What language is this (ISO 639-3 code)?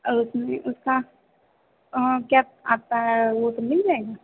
hin